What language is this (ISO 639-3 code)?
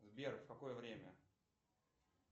rus